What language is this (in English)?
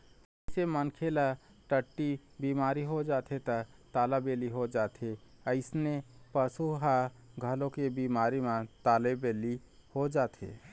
Chhattisgarhi